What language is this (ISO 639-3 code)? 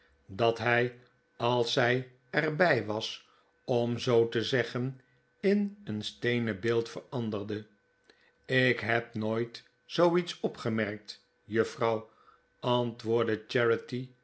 nld